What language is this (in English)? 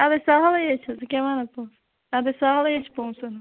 Kashmiri